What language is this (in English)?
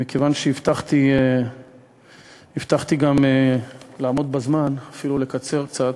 Hebrew